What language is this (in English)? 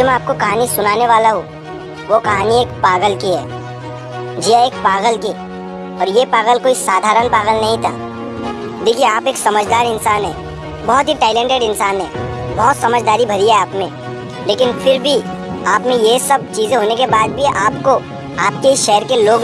Hindi